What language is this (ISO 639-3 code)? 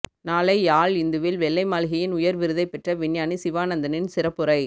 tam